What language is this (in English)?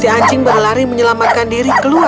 Indonesian